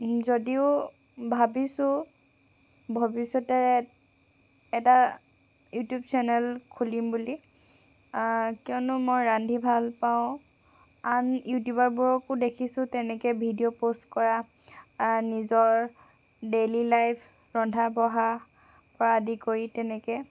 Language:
Assamese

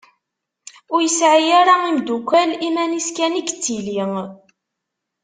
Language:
Kabyle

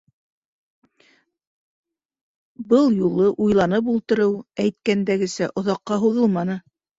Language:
Bashkir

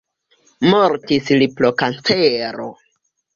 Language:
Esperanto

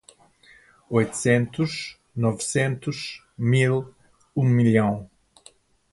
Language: Portuguese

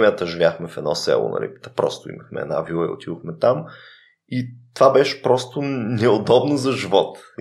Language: Bulgarian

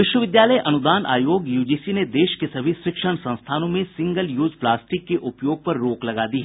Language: Hindi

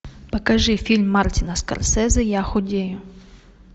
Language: Russian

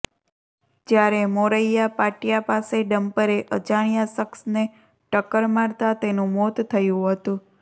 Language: Gujarati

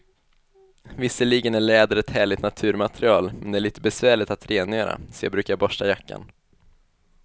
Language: Swedish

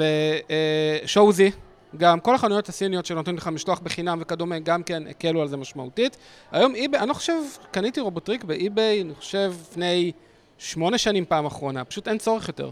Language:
Hebrew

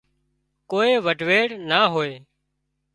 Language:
Wadiyara Koli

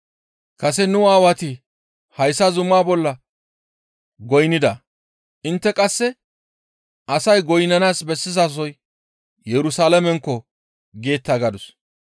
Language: Gamo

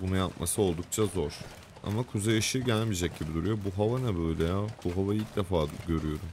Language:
Turkish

